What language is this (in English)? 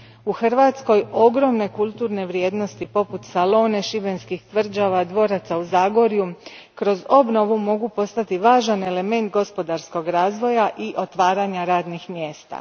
Croatian